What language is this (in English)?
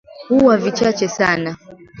Swahili